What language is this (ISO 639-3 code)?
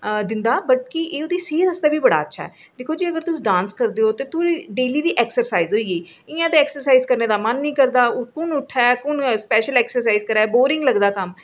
doi